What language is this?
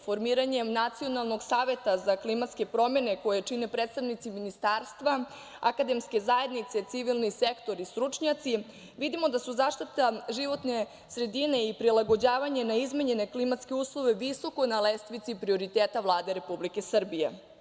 Serbian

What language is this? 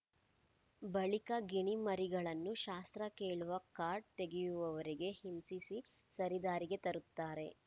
Kannada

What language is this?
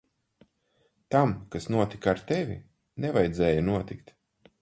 Latvian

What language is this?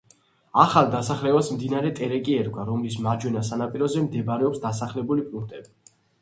Georgian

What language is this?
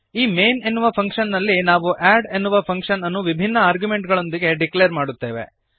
Kannada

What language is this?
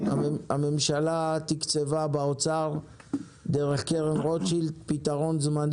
Hebrew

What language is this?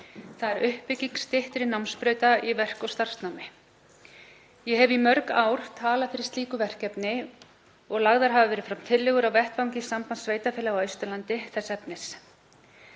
Icelandic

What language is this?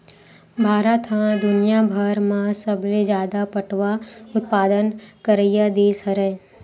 Chhattisgarhi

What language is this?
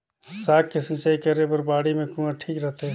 Chhattisgarhi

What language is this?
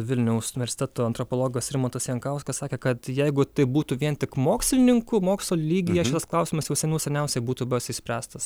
Lithuanian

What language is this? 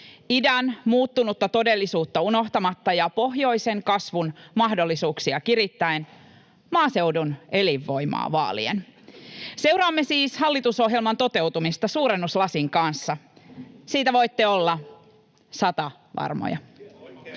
Finnish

